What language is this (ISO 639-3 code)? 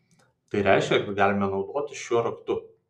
lit